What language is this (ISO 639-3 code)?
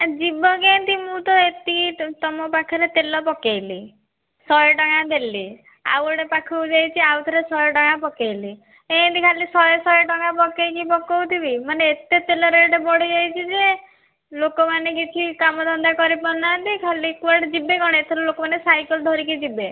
ori